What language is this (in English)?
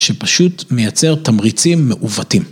Hebrew